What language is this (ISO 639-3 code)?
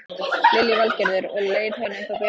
isl